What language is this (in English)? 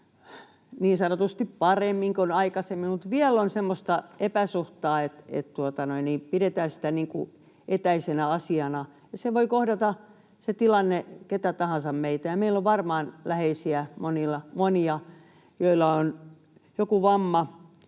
Finnish